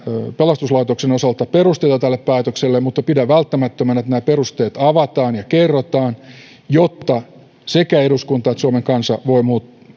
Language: Finnish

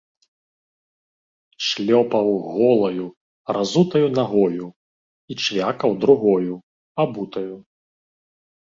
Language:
Belarusian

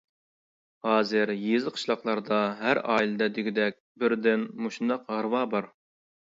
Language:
Uyghur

